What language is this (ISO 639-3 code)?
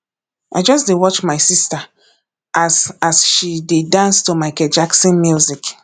pcm